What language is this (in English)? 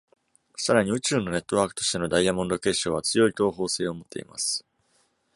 Japanese